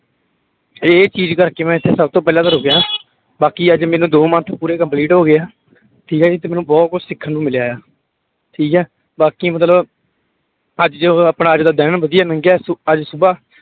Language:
Punjabi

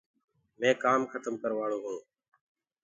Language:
Gurgula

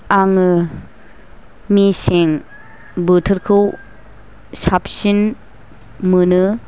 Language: Bodo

